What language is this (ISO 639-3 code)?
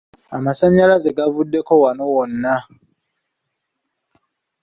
lug